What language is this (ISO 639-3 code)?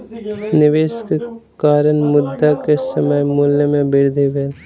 mai